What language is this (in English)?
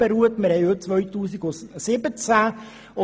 Swiss German